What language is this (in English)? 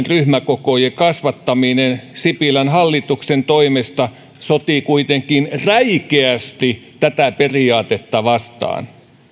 Finnish